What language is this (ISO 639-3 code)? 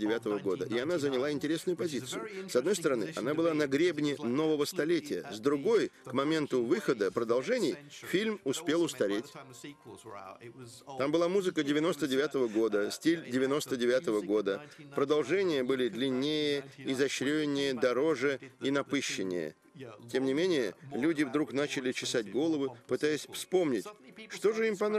rus